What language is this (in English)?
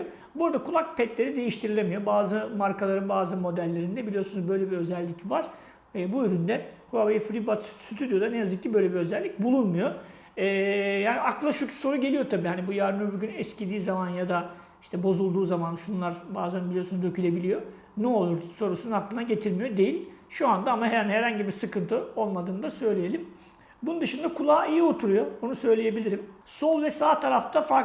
Turkish